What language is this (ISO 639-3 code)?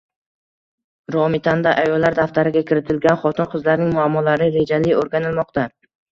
uzb